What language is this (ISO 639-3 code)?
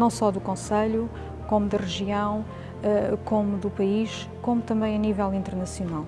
por